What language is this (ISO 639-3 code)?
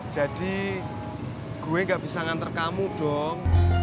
ind